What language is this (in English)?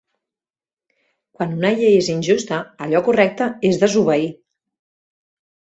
Catalan